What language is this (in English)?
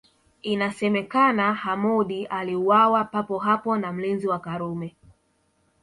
Swahili